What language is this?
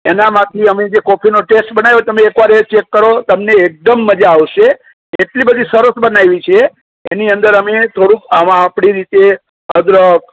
Gujarati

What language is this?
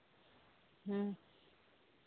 Santali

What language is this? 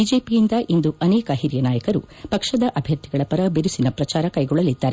Kannada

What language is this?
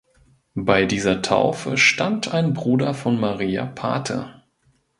German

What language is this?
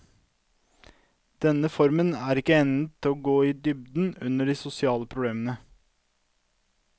Norwegian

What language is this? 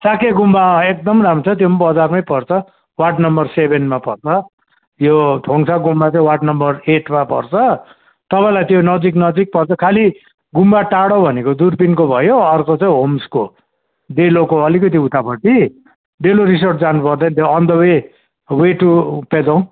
Nepali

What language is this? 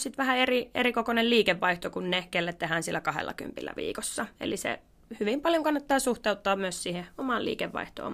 Finnish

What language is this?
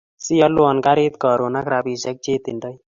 Kalenjin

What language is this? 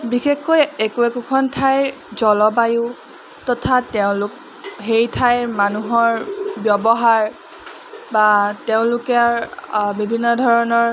Assamese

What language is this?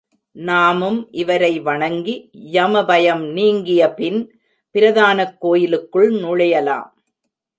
Tamil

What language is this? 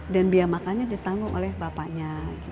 Indonesian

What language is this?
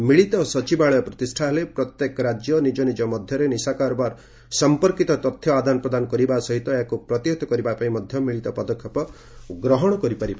Odia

